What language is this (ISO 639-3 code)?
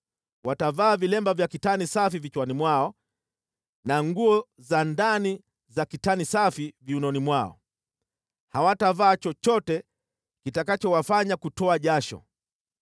swa